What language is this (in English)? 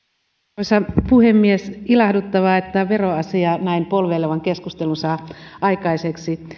Finnish